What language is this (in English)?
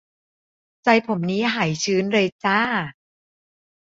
Thai